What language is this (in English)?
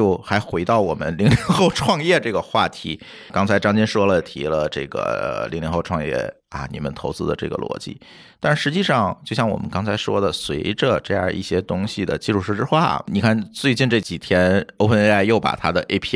Chinese